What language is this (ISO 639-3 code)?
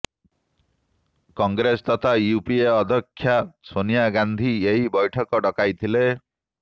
ori